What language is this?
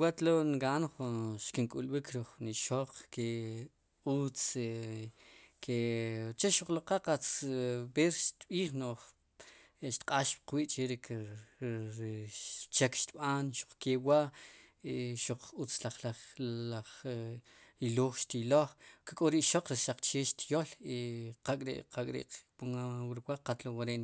Sipacapense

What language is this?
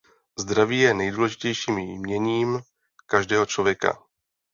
Czech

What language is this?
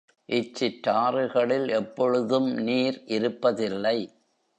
Tamil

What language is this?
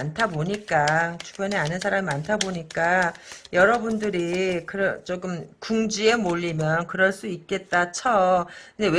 Korean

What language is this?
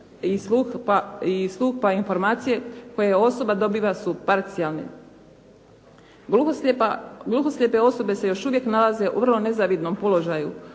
Croatian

